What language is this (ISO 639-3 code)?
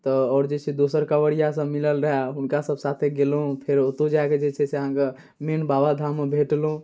mai